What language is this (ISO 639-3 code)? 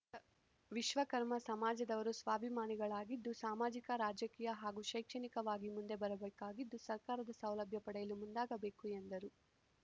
kan